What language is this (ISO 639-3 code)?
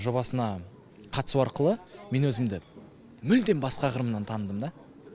kaz